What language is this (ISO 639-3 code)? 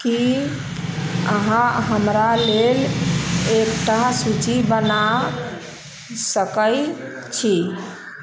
mai